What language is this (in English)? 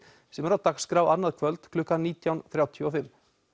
Icelandic